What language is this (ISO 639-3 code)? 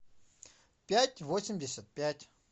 rus